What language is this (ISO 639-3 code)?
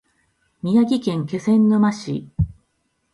jpn